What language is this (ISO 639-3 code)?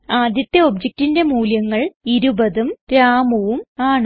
mal